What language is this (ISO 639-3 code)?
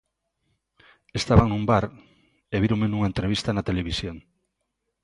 glg